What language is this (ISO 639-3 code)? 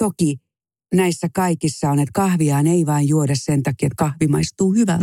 fin